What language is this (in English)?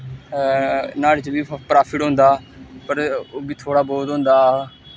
Dogri